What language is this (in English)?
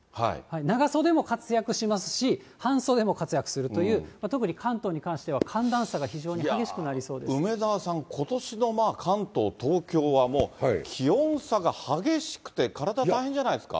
Japanese